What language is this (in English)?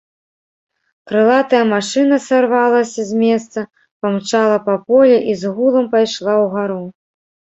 Belarusian